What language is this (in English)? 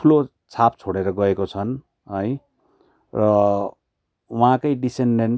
Nepali